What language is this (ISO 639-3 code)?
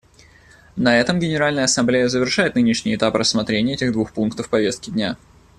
rus